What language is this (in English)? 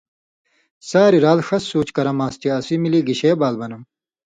Indus Kohistani